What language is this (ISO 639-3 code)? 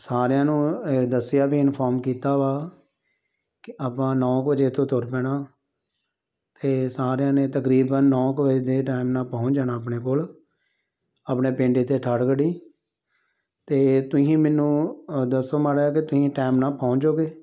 pan